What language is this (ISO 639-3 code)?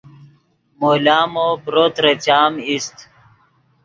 ydg